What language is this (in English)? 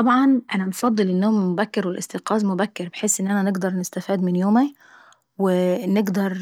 Saidi Arabic